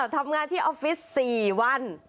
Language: Thai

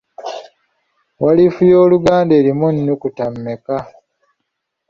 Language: Ganda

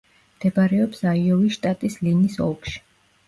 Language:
Georgian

